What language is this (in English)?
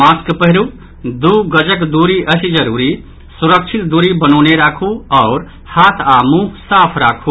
Maithili